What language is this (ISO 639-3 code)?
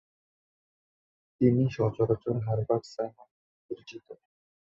ben